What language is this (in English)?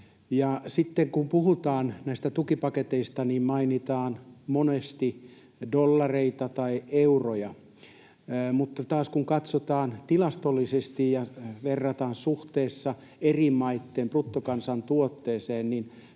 Finnish